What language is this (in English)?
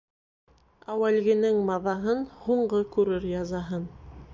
Bashkir